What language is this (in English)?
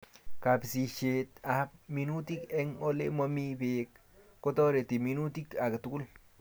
Kalenjin